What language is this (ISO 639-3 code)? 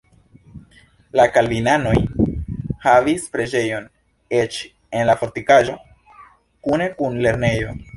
epo